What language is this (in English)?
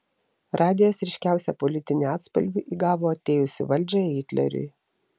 Lithuanian